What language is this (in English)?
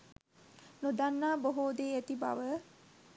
Sinhala